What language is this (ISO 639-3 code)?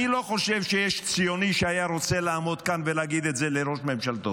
heb